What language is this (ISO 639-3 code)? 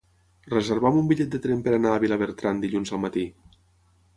cat